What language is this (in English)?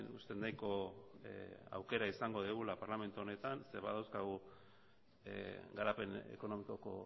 Basque